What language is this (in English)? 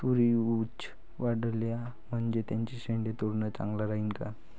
Marathi